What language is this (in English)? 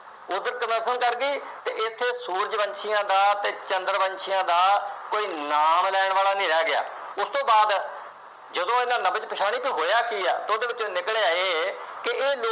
Punjabi